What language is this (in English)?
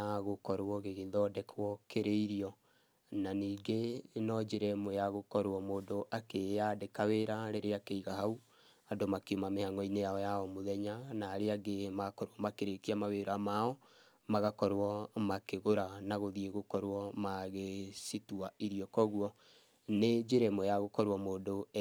Kikuyu